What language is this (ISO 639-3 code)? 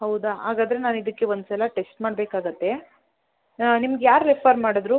kan